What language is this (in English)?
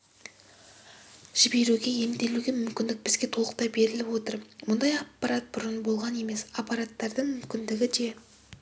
Kazakh